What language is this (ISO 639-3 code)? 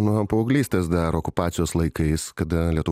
lit